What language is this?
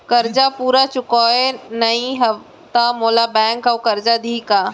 Chhattisgarhi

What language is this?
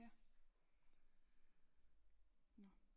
Danish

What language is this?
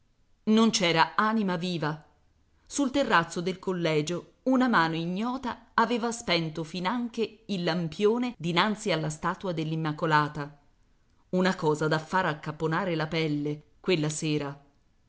Italian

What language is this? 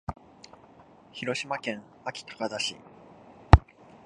Japanese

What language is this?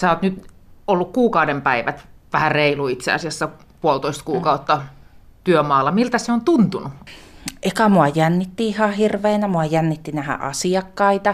Finnish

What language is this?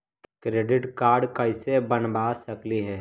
Magahi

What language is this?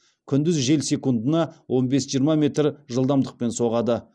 Kazakh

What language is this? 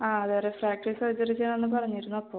Malayalam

